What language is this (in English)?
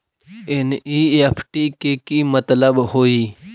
Magahi